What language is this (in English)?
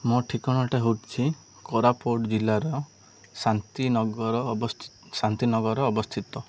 Odia